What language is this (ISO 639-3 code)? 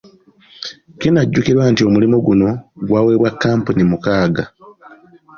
lug